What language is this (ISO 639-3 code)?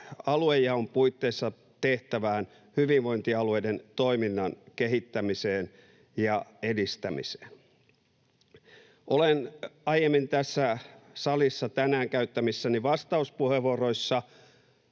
fin